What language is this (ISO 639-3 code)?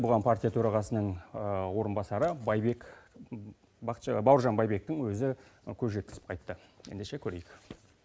kaz